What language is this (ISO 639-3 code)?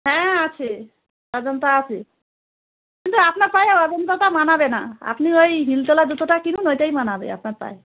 ben